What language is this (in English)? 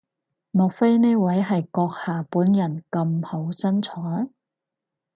Cantonese